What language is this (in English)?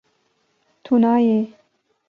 Kurdish